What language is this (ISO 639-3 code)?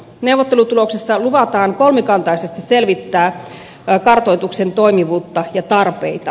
fin